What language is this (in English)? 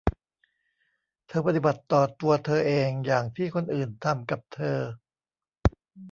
Thai